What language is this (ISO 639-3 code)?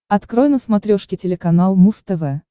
rus